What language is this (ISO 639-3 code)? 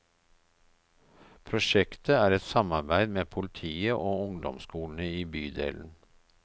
nor